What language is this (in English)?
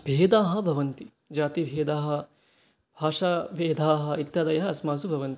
Sanskrit